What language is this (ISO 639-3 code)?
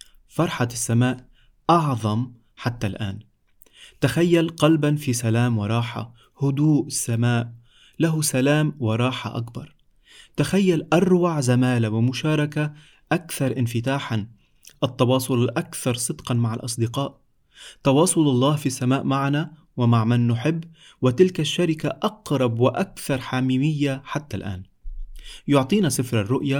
ara